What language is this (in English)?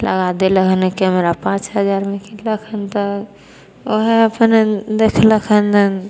Maithili